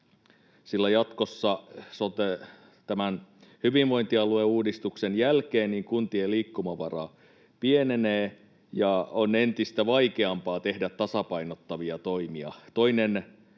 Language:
Finnish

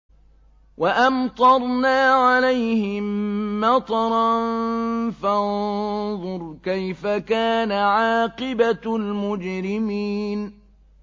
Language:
Arabic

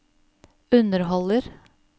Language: Norwegian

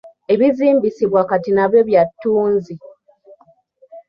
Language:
Ganda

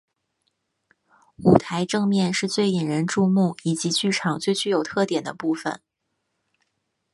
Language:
Chinese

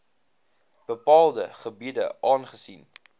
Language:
Afrikaans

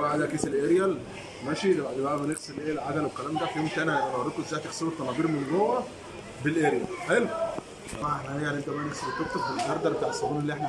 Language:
Arabic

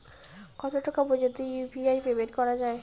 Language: Bangla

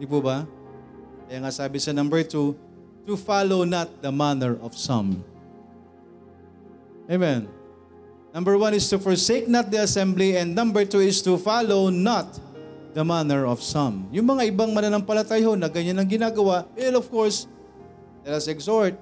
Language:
Filipino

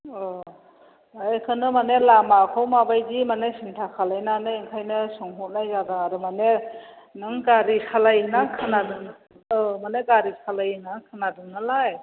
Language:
Bodo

